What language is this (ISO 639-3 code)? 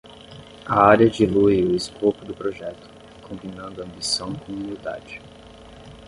por